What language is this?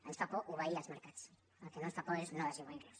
Catalan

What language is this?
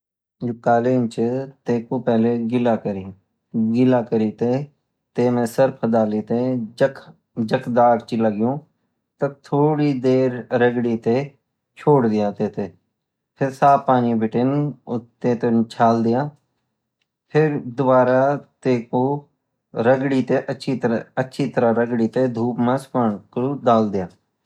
Garhwali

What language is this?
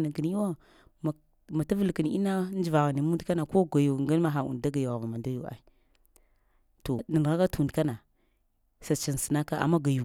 Lamang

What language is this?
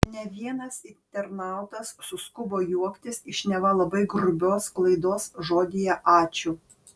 Lithuanian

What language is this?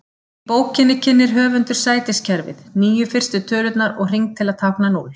Icelandic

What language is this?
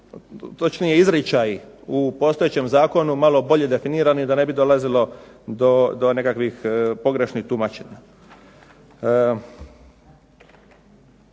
Croatian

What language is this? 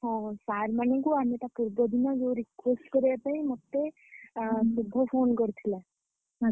Odia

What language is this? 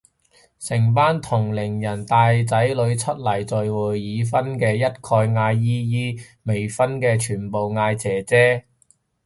Cantonese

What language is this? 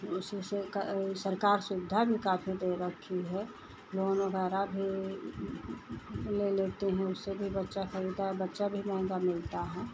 Hindi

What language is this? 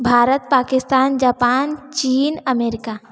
Hindi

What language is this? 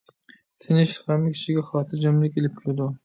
Uyghur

